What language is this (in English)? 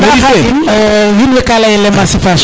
Serer